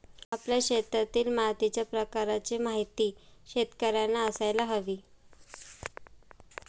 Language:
Marathi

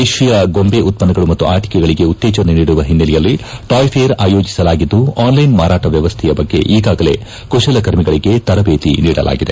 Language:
Kannada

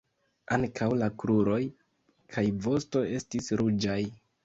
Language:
Esperanto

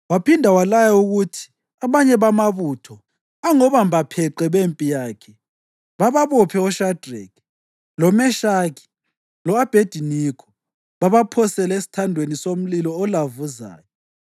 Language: North Ndebele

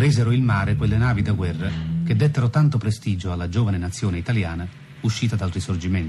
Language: Italian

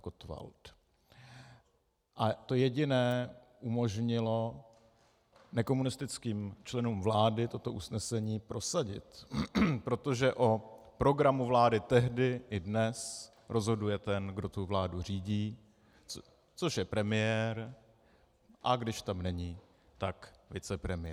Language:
Czech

